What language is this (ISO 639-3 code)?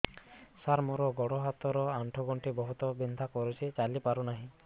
ori